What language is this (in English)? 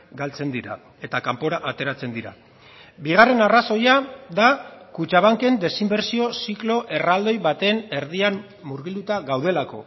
Basque